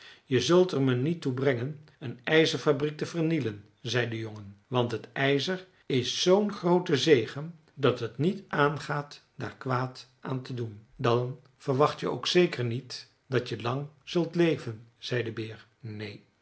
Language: Dutch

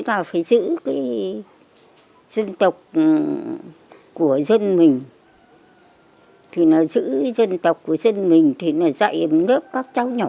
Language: Vietnamese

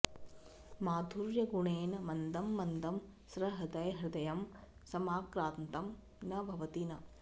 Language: Sanskrit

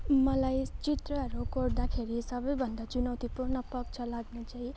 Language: Nepali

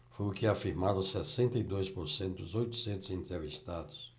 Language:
Portuguese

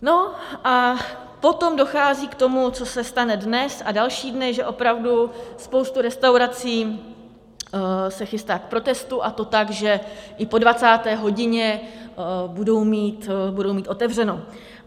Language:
Czech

